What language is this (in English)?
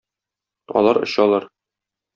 Tatar